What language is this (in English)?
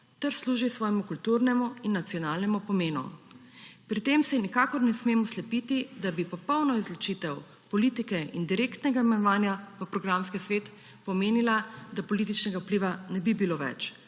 Slovenian